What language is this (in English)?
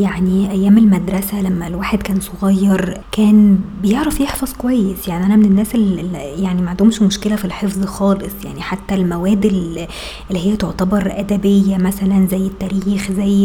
Arabic